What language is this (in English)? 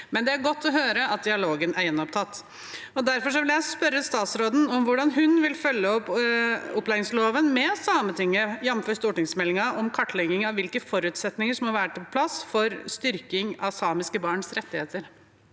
Norwegian